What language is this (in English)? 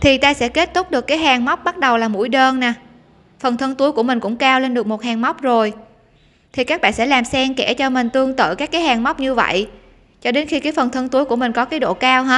Vietnamese